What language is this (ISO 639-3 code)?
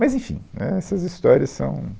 por